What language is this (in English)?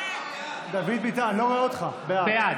Hebrew